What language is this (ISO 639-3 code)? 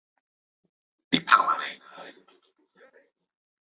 ell